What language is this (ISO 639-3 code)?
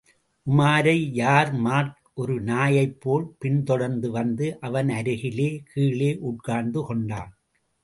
tam